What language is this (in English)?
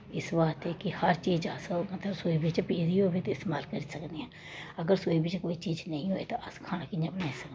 Dogri